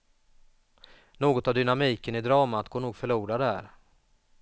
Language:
Swedish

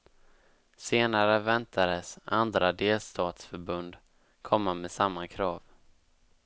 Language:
Swedish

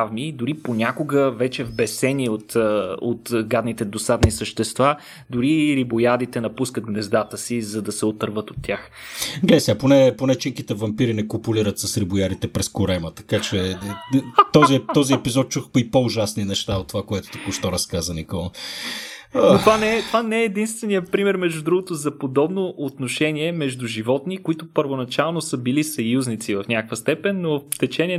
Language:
Bulgarian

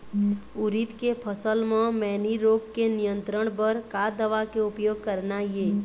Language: Chhattisgarhi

